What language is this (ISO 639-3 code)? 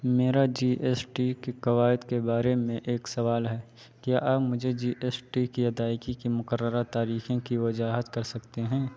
urd